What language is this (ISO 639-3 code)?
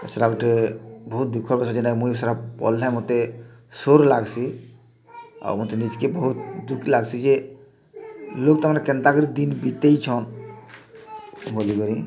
ori